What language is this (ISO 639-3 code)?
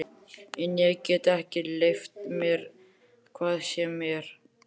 isl